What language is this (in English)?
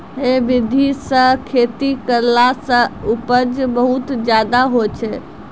Maithili